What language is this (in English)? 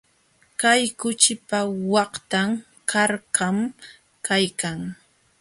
Jauja Wanca Quechua